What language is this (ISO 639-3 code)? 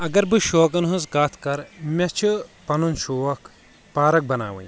kas